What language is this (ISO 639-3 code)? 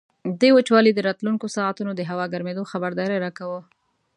pus